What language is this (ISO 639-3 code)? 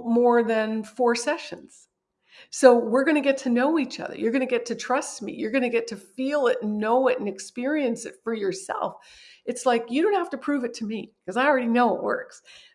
eng